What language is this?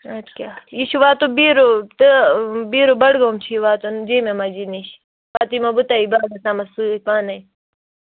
Kashmiri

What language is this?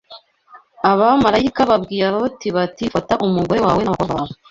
Kinyarwanda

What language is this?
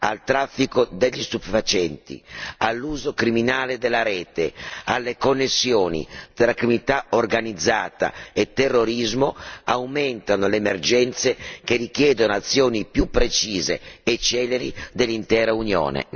Italian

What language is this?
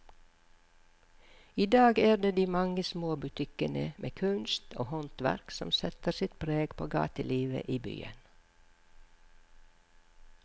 Norwegian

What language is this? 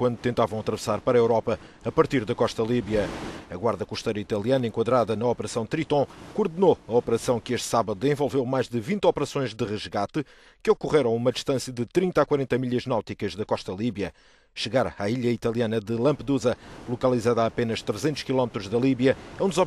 Portuguese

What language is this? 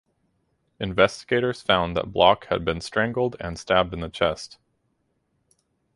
English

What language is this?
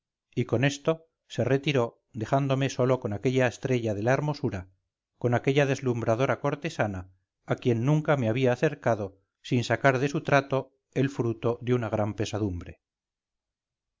Spanish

